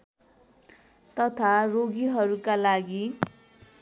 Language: Nepali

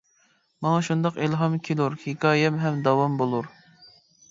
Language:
Uyghur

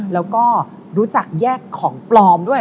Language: Thai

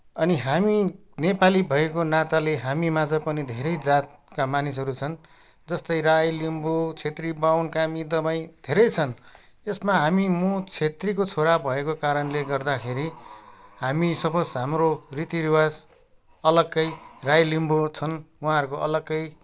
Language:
Nepali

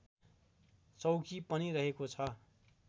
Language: Nepali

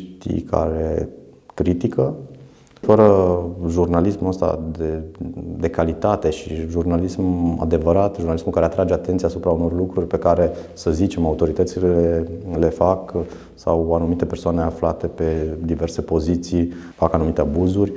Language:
Romanian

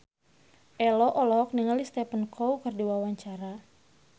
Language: Sundanese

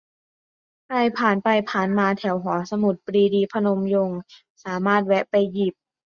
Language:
Thai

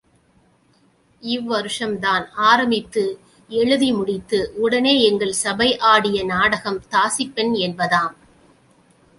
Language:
Tamil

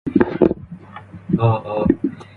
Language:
English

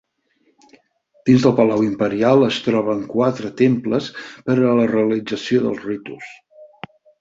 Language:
Catalan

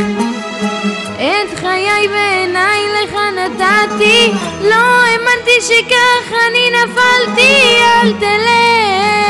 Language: Hebrew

